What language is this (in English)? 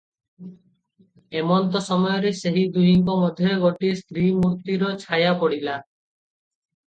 Odia